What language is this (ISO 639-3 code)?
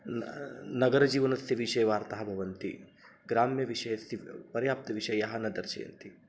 san